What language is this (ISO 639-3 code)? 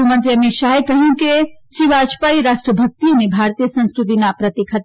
guj